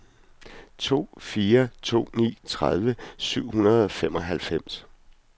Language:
Danish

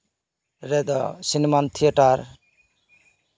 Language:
Santali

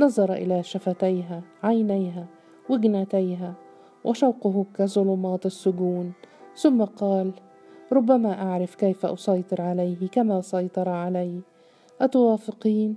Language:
Arabic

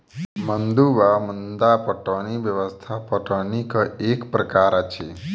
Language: Maithili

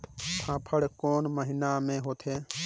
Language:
Chhattisgarhi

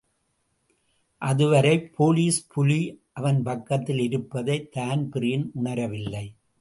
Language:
Tamil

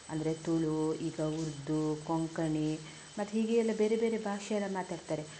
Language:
Kannada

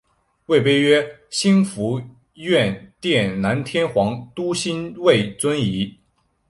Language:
Chinese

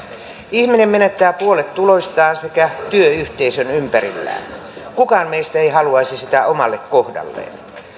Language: Finnish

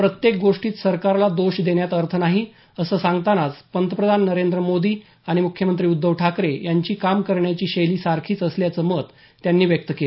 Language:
Marathi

